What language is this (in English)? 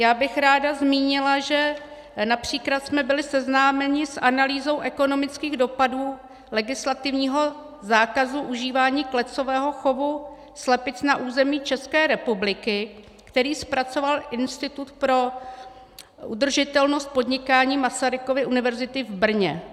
Czech